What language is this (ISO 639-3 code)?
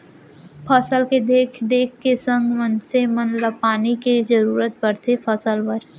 hne